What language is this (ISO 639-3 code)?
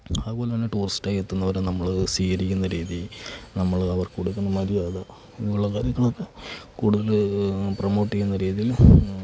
mal